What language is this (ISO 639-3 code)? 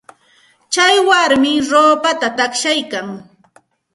qxt